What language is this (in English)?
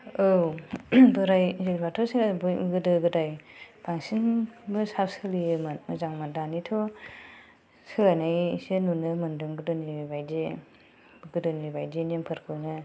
Bodo